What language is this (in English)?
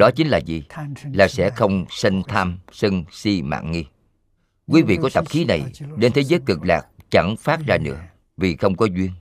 Vietnamese